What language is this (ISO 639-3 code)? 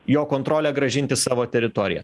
lit